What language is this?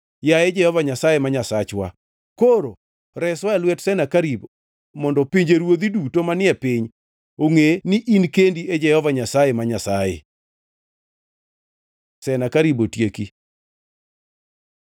Luo (Kenya and Tanzania)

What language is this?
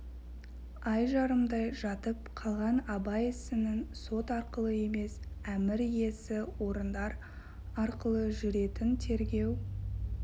Kazakh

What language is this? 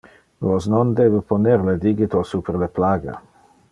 Interlingua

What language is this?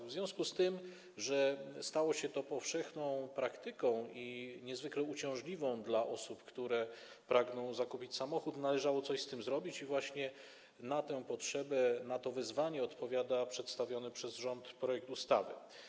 Polish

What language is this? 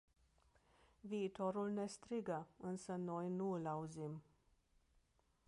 Romanian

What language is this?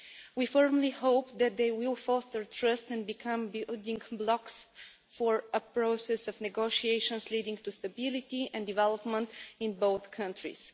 English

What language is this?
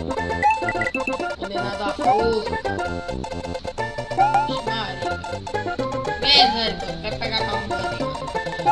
Portuguese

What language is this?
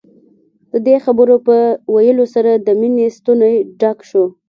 Pashto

